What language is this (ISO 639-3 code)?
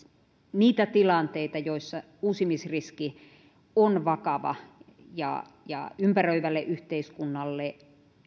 fin